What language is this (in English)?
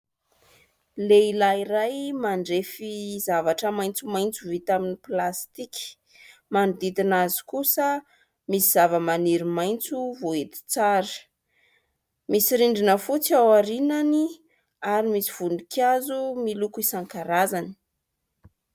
Malagasy